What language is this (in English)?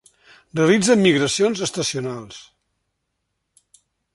Catalan